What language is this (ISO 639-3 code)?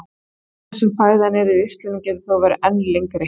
isl